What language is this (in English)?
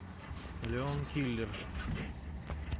Russian